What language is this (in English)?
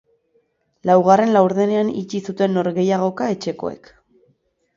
Basque